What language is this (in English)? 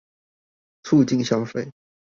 Chinese